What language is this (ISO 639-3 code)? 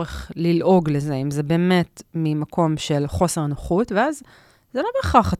heb